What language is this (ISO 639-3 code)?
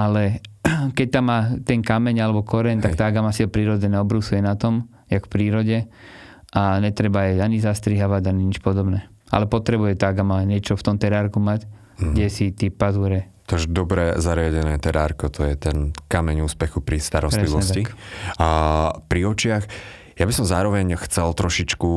slk